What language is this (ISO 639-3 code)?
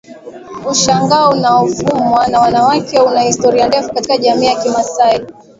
swa